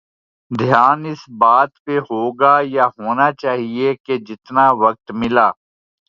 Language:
Urdu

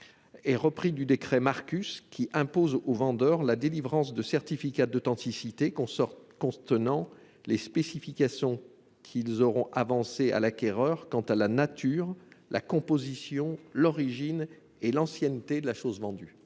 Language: French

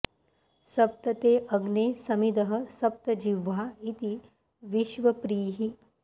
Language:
Sanskrit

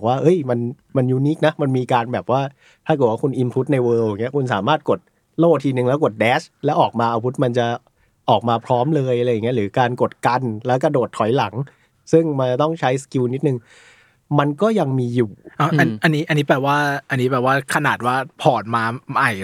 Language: Thai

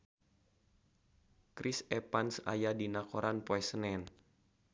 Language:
Sundanese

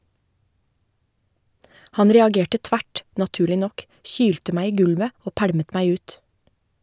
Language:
Norwegian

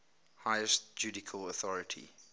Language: English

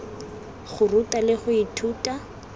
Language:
Tswana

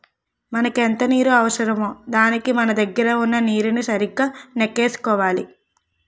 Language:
Telugu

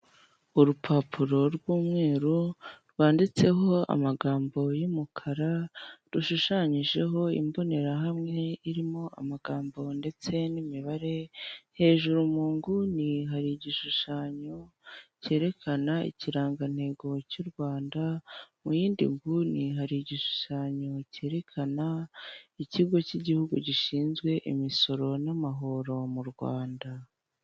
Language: Kinyarwanda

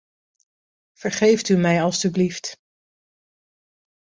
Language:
Dutch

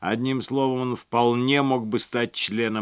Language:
Russian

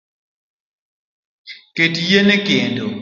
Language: Luo (Kenya and Tanzania)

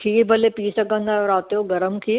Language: Sindhi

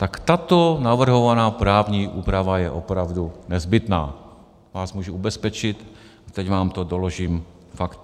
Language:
Czech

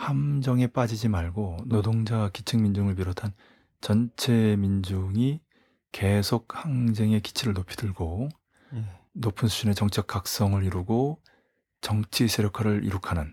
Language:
Korean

